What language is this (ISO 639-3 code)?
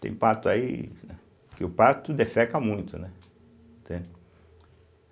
por